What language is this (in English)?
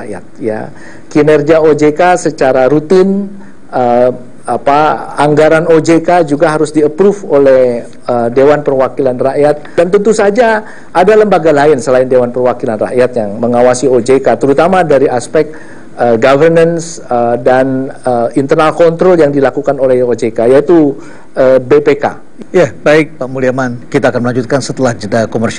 Indonesian